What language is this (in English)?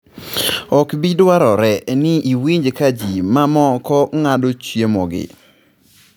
Luo (Kenya and Tanzania)